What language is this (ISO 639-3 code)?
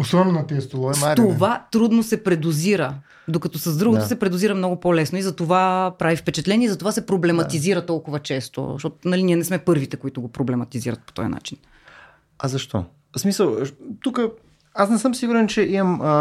bul